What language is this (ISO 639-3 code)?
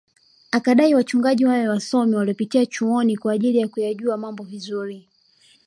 swa